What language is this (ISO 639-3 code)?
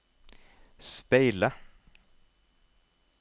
nor